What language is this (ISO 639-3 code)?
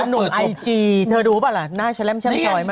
tha